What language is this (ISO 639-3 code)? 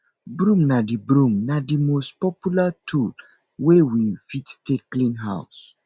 pcm